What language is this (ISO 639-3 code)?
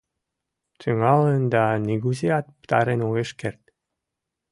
chm